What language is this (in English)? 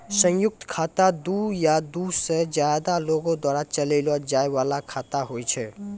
Maithili